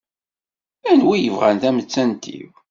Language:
Kabyle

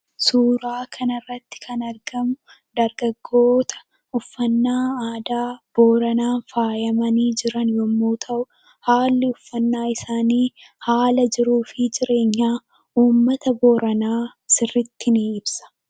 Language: Oromo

